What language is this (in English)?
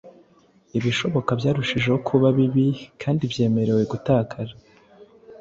Kinyarwanda